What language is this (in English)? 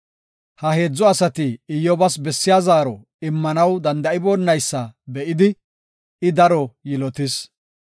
Gofa